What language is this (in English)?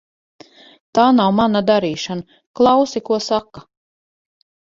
Latvian